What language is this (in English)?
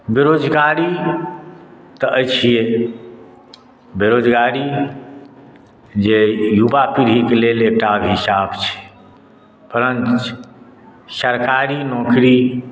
Maithili